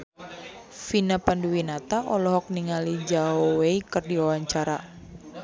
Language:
Sundanese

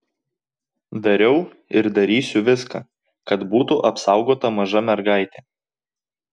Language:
Lithuanian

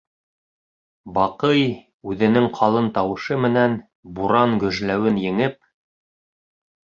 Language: Bashkir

